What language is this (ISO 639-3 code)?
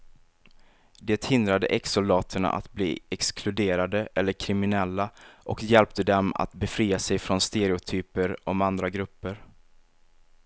swe